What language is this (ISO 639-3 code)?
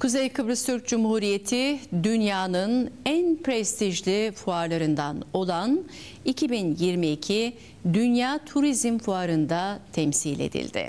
tur